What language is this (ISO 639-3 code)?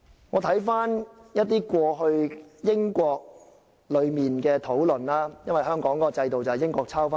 yue